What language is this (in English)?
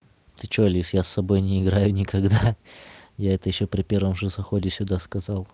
Russian